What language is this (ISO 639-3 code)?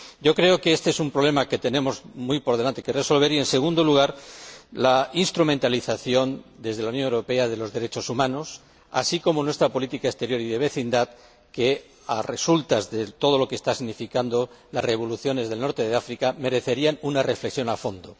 spa